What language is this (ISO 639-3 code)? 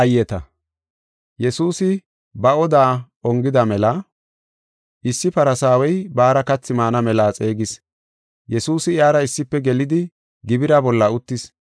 gof